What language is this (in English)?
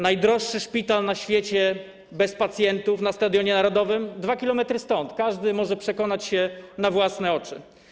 Polish